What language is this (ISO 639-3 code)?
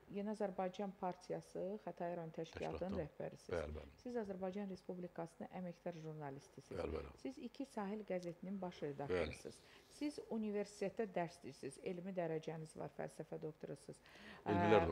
tur